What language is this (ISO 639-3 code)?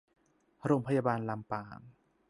tha